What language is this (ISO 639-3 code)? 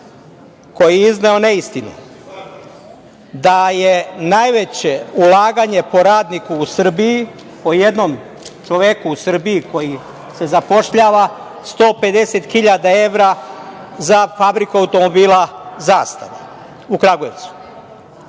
srp